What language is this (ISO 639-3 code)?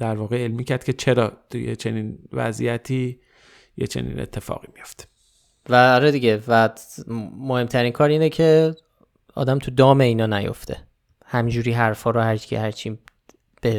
fas